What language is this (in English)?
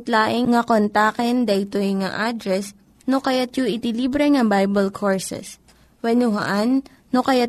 Filipino